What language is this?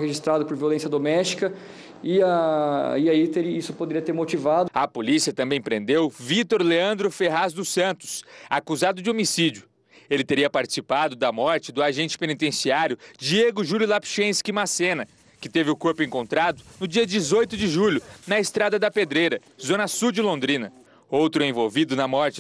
Portuguese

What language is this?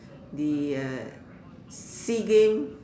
English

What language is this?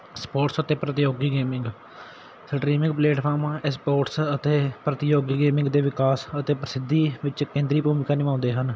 Punjabi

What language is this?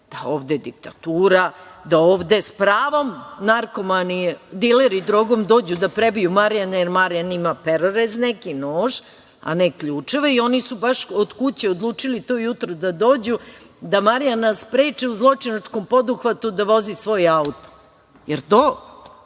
Serbian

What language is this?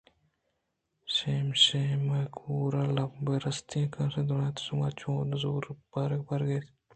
Eastern Balochi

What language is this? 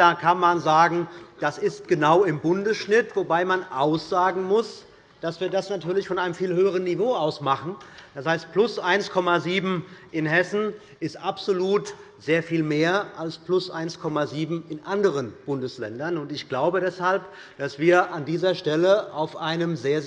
German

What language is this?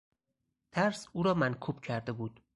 Persian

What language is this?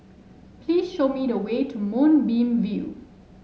English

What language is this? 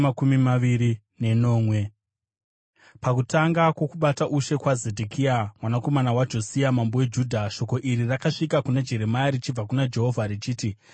Shona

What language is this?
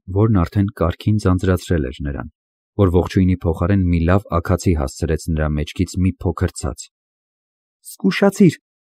Romanian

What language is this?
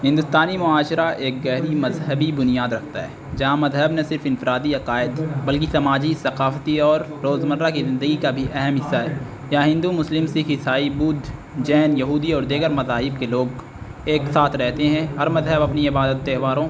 Urdu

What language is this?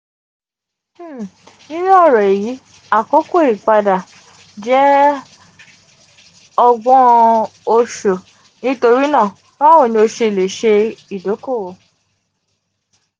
Yoruba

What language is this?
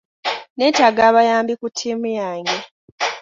Ganda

